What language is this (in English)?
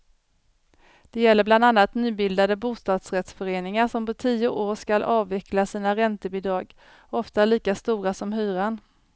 Swedish